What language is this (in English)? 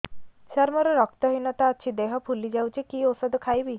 Odia